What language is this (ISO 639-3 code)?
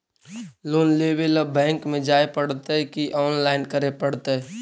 mag